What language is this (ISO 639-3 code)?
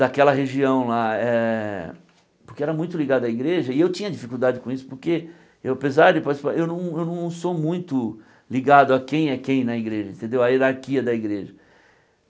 por